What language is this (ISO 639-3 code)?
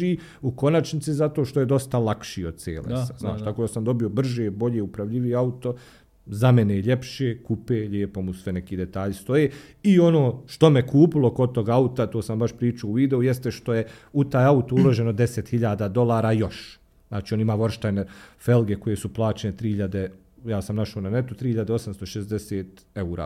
hrv